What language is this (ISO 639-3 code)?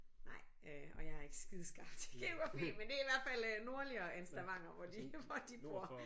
dan